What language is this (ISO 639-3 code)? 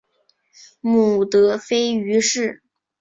zho